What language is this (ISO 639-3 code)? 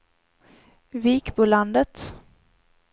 swe